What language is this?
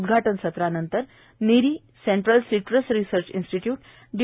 Marathi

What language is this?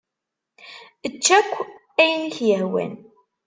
Kabyle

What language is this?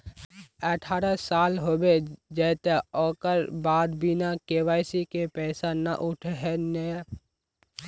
Magahi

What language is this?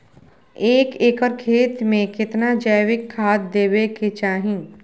Maithili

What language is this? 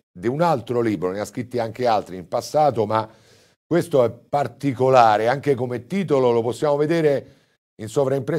Italian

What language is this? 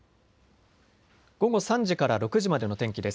Japanese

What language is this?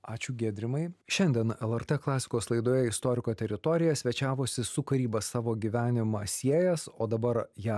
Lithuanian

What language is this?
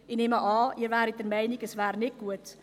Swiss German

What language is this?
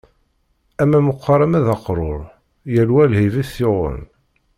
Kabyle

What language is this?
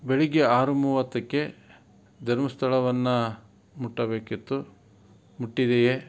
Kannada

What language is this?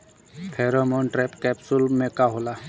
Bhojpuri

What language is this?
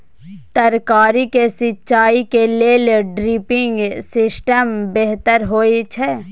Maithili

